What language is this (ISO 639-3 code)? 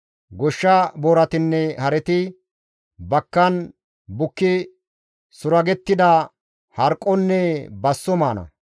gmv